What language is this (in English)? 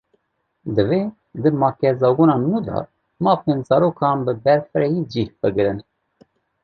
Kurdish